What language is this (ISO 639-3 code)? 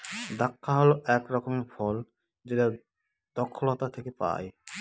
ben